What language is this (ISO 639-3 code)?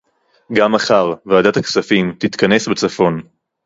heb